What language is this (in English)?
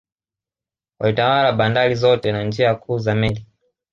Swahili